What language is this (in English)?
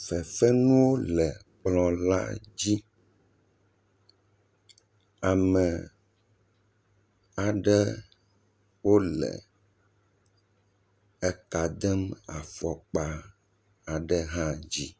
Ewe